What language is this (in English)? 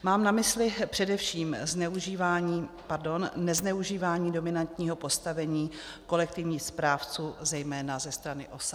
Czech